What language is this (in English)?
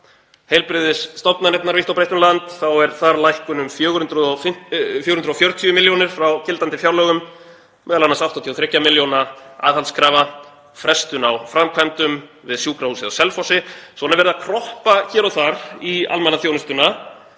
Icelandic